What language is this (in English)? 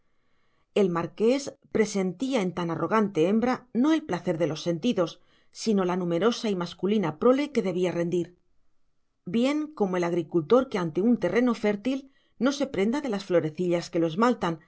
Spanish